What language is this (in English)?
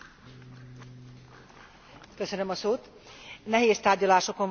Hungarian